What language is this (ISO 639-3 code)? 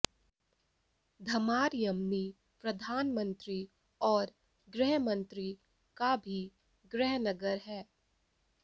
hin